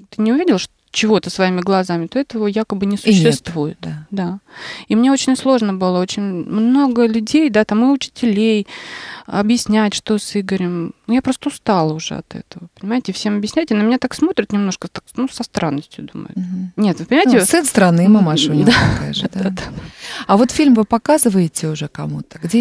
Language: Russian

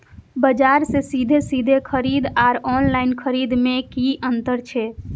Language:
Maithili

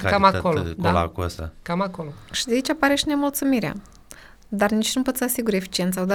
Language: Romanian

